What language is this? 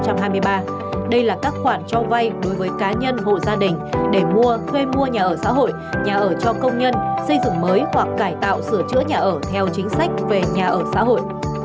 Vietnamese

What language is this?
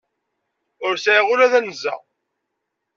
Kabyle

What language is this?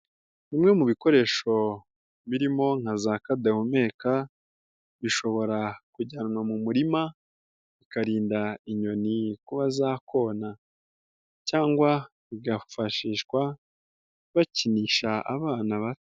Kinyarwanda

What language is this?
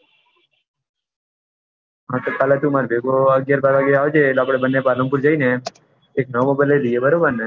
Gujarati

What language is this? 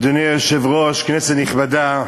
Hebrew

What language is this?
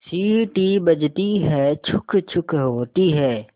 Hindi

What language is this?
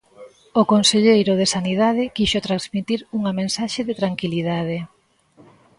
Galician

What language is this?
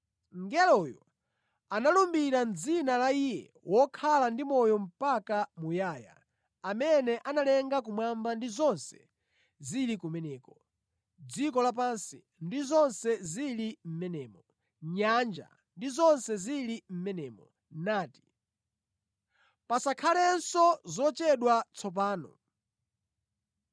Nyanja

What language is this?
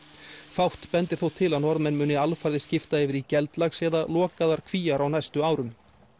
Icelandic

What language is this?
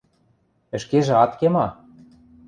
Western Mari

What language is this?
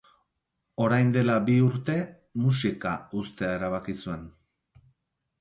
Basque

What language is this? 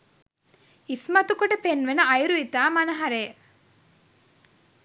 Sinhala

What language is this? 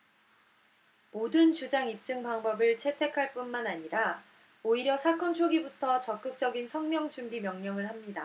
Korean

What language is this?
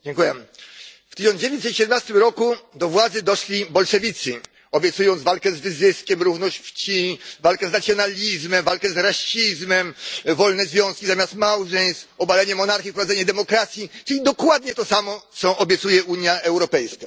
Polish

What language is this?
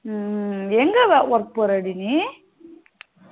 Tamil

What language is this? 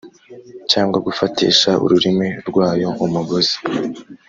Kinyarwanda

